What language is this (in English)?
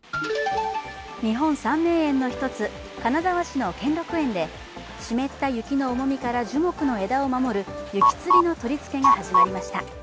Japanese